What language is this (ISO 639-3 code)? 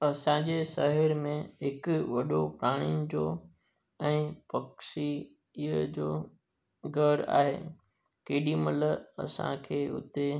snd